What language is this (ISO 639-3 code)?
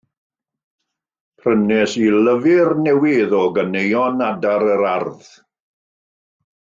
cym